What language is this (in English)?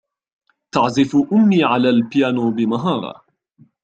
Arabic